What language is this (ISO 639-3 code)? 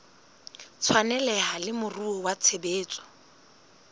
sot